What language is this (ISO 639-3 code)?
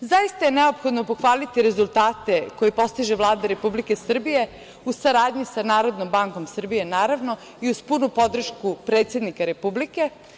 srp